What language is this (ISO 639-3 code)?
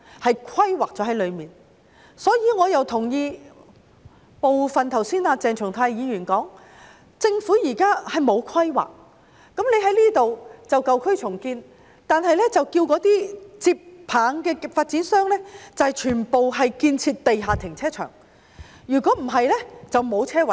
yue